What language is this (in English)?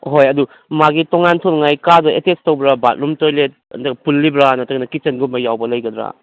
Manipuri